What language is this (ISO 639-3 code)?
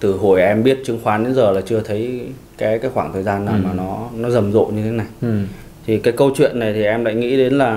vie